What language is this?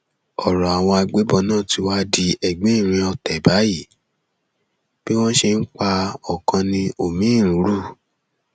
Yoruba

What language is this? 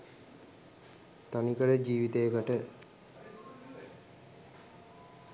Sinhala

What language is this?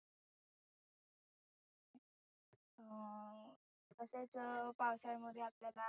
Marathi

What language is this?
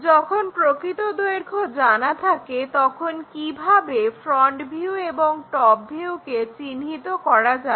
Bangla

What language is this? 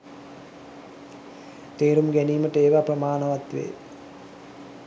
Sinhala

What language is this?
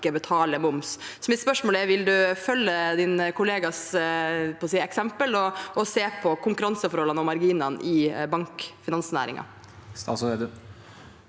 Norwegian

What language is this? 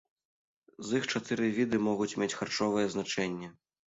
Belarusian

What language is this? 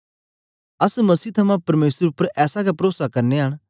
Dogri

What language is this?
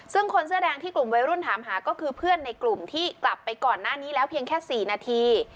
Thai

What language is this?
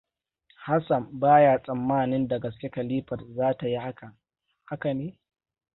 Hausa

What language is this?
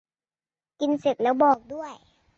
Thai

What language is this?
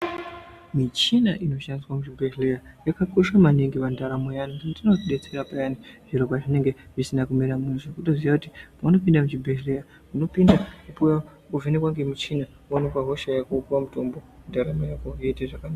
Ndau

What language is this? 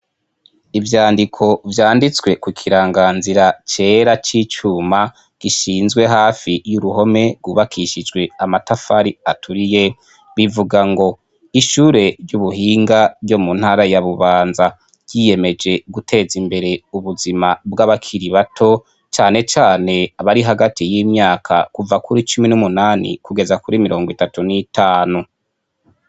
Rundi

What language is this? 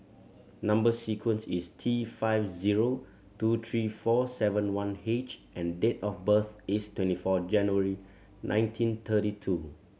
English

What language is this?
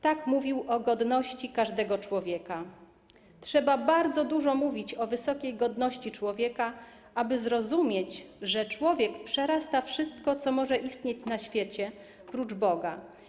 Polish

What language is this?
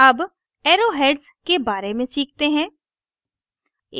Hindi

